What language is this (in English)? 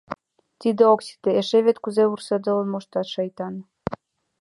Mari